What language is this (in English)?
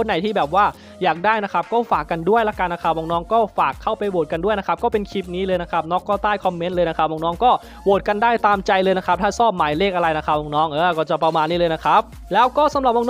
Thai